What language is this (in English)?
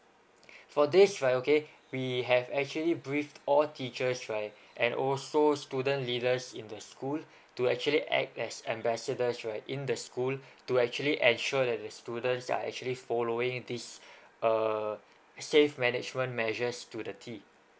English